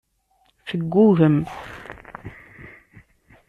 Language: Kabyle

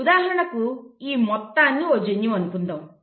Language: Telugu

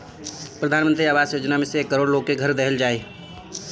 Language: Bhojpuri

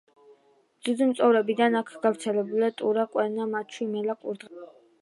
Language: Georgian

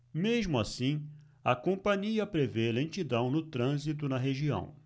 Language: Portuguese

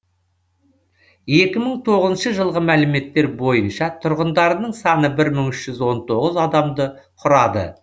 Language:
Kazakh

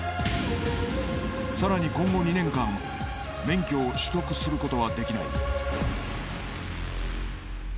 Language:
Japanese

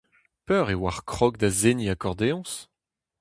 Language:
Breton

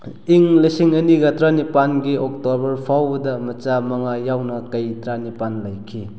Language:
Manipuri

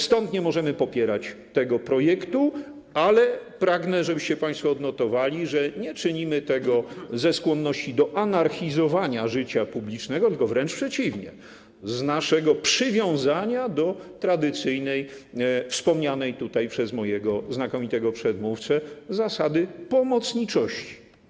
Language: Polish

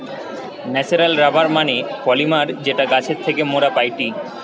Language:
Bangla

